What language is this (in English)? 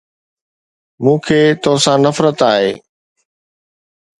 Sindhi